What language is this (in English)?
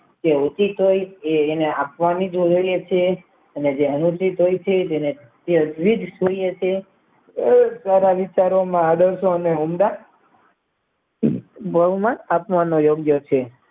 Gujarati